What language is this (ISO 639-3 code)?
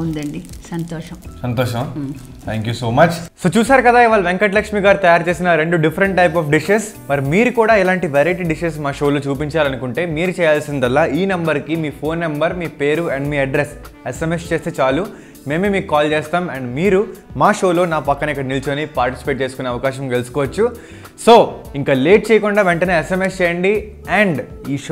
eng